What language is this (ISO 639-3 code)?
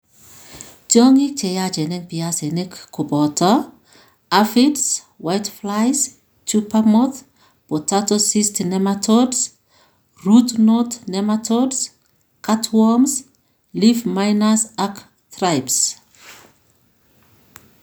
kln